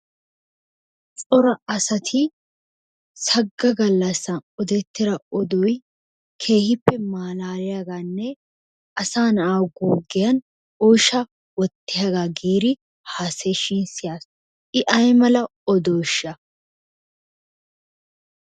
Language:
Wolaytta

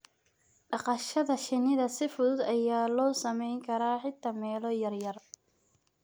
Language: Somali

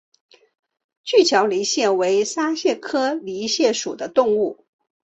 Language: Chinese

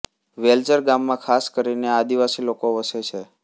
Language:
Gujarati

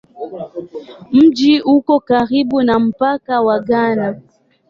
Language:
Swahili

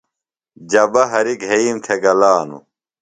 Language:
Phalura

